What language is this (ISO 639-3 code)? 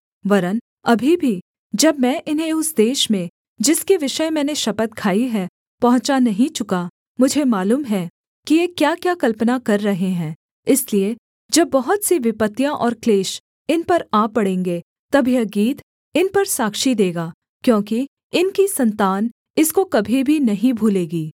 hin